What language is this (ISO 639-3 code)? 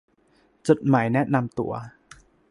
tha